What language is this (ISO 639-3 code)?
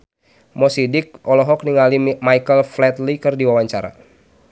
sun